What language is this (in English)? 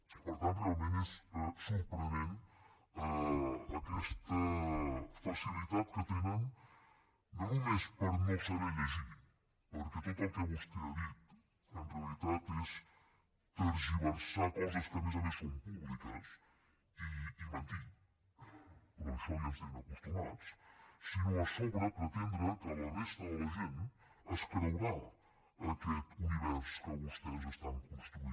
Catalan